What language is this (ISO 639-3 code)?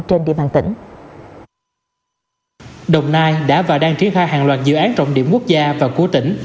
vie